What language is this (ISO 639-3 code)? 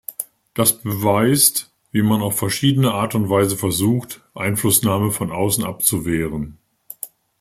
deu